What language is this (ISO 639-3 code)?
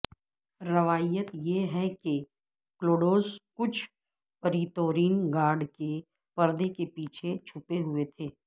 urd